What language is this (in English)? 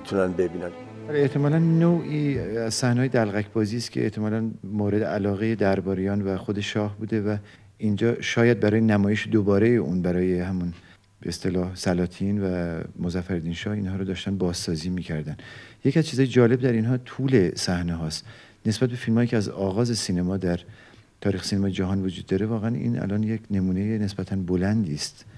Persian